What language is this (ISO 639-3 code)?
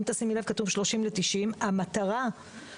heb